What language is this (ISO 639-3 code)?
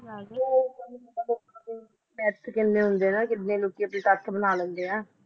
pan